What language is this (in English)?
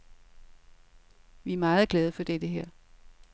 Danish